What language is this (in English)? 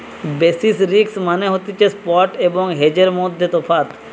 Bangla